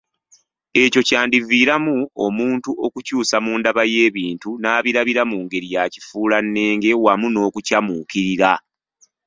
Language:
Ganda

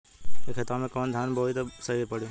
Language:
Bhojpuri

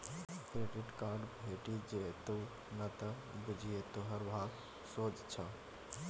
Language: Maithili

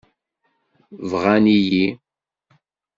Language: Kabyle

